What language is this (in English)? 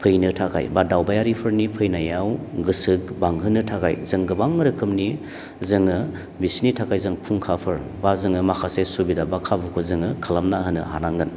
Bodo